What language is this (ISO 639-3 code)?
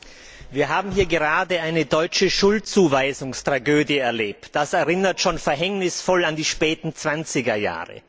deu